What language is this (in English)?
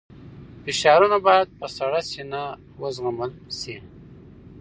Pashto